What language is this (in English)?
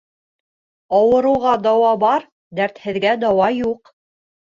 Bashkir